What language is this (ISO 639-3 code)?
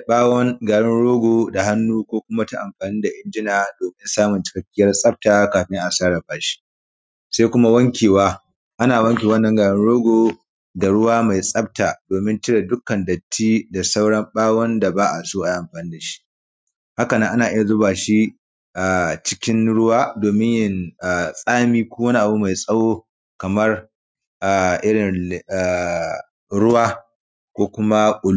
hau